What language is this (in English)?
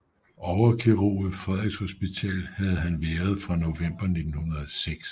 Danish